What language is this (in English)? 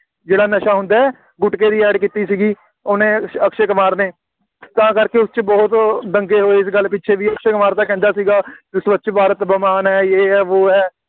Punjabi